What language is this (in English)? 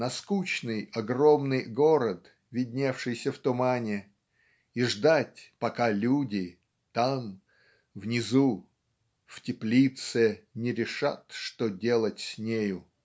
Russian